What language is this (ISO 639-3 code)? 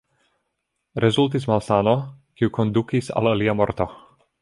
epo